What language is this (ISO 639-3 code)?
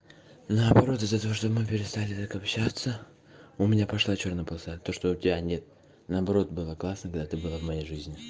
rus